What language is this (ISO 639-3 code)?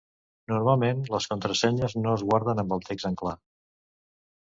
cat